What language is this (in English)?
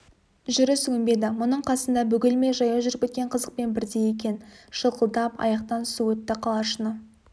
Kazakh